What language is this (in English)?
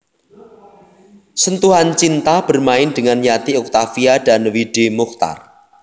Javanese